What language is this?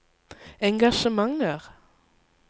Norwegian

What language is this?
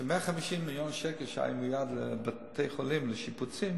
Hebrew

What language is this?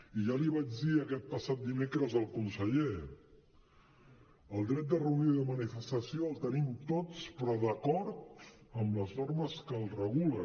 Catalan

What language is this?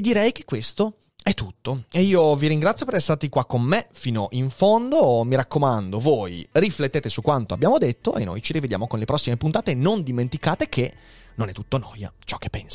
Italian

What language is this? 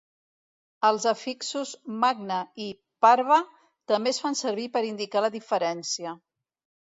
Catalan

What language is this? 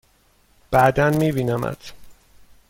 Persian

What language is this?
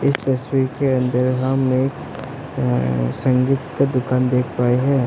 Hindi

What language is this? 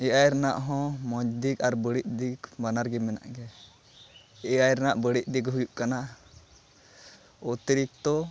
Santali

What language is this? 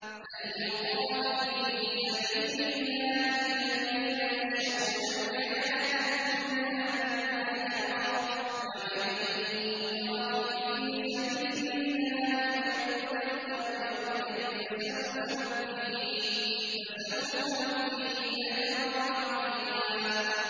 Arabic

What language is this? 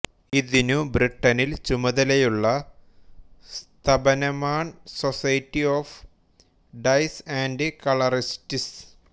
Malayalam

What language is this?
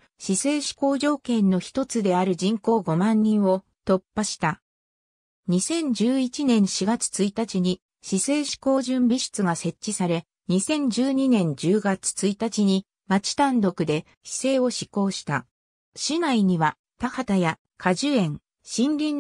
Japanese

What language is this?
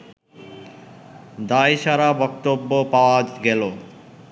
Bangla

